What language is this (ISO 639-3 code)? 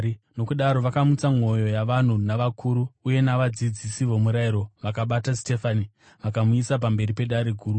sna